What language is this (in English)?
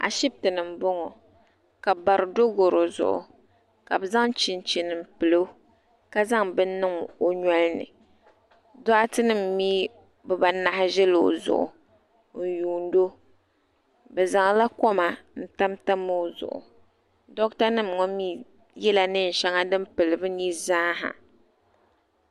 Dagbani